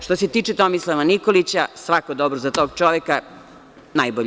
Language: Serbian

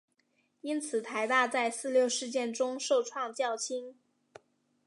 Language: Chinese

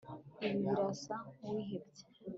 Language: Kinyarwanda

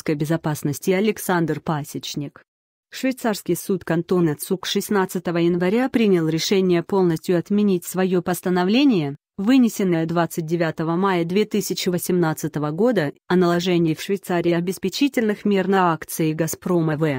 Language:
Russian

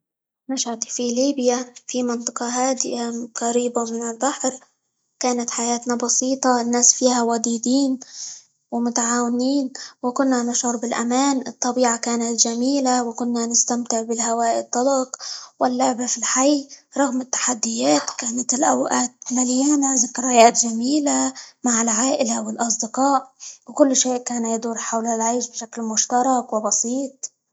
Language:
Libyan Arabic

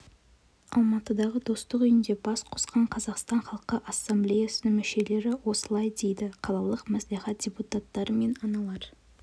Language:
Kazakh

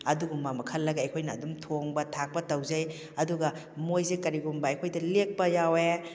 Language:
Manipuri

